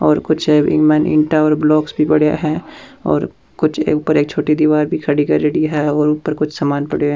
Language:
Rajasthani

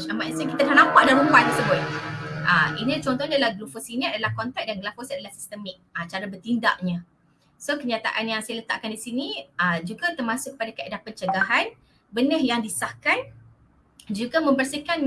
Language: Malay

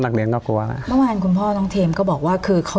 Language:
Thai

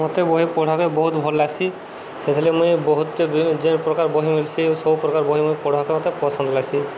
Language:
Odia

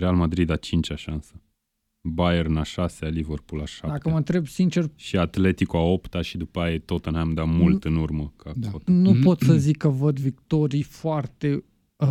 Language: Romanian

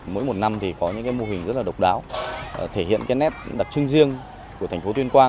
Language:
Vietnamese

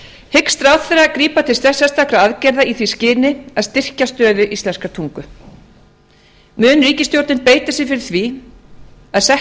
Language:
Icelandic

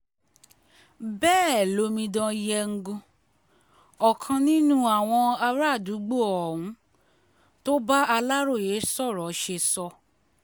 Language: Yoruba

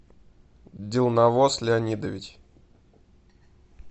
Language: Russian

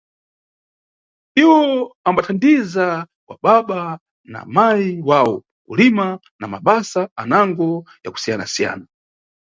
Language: Nyungwe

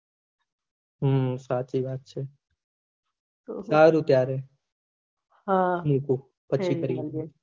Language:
Gujarati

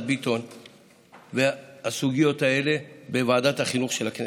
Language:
Hebrew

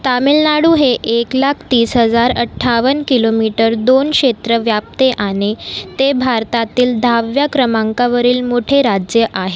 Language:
Marathi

